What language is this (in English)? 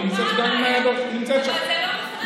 Hebrew